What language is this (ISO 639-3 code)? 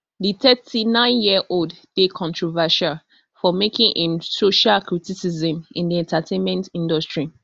pcm